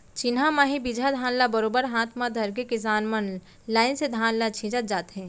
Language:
Chhattisgarhi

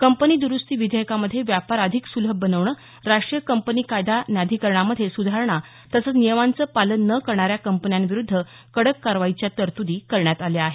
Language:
Marathi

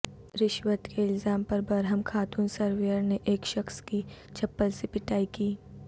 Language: Urdu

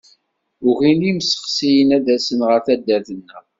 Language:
Kabyle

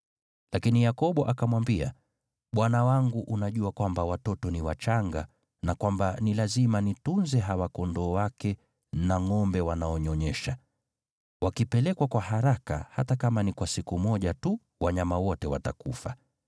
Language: Swahili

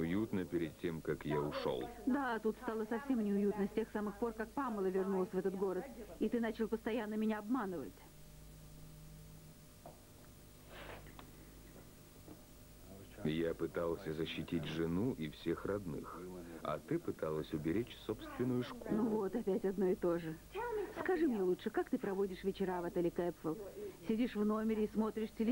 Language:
Russian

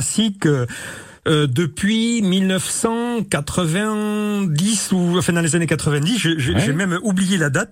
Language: French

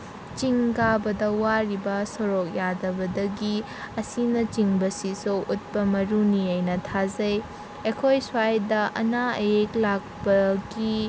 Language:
Manipuri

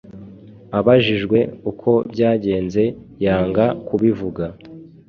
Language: Kinyarwanda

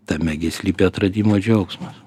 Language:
Lithuanian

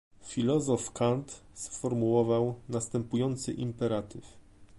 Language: Polish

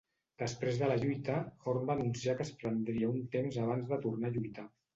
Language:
Catalan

